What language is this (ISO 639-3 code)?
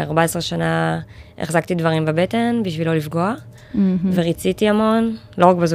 heb